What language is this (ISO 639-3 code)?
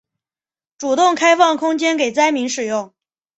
zho